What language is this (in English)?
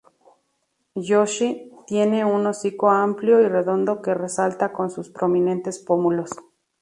Spanish